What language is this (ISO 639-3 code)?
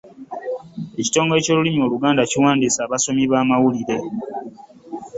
lug